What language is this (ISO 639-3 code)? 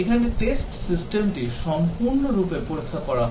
ben